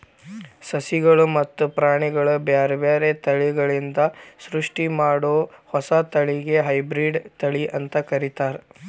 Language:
Kannada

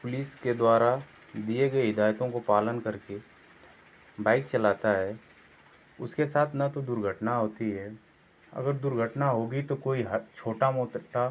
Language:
Hindi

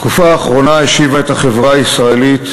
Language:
Hebrew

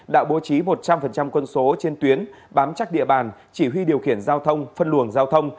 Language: Vietnamese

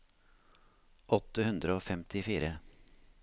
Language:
Norwegian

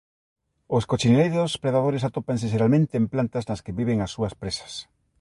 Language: Galician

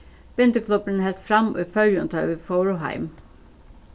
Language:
Faroese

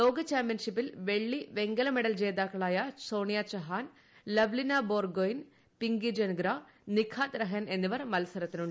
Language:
Malayalam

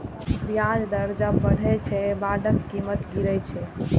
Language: Maithili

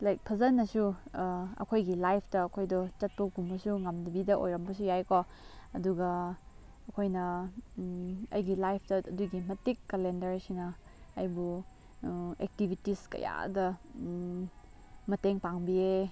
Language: Manipuri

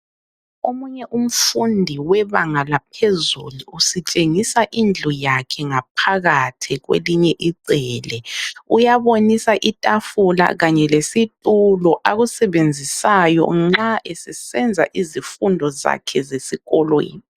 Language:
North Ndebele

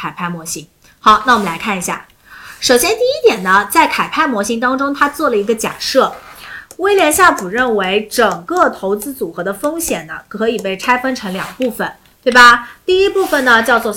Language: Chinese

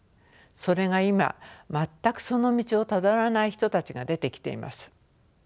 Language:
Japanese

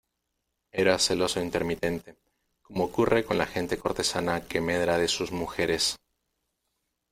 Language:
Spanish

